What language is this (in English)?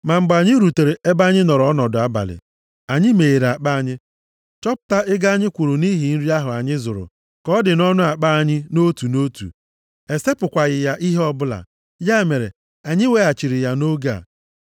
Igbo